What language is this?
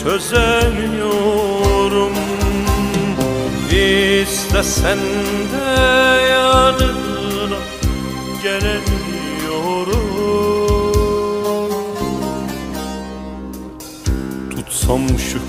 Turkish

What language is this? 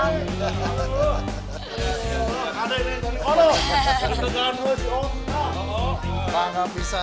Indonesian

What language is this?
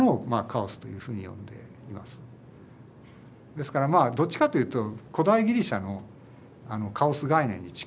Japanese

